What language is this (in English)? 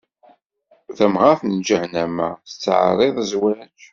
Kabyle